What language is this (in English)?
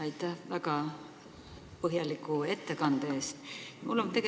Estonian